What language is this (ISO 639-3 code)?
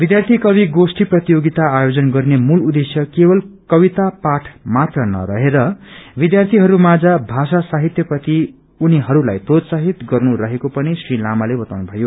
nep